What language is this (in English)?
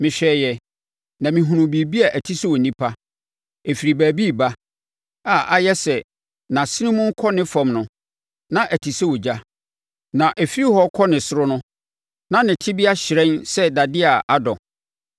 Akan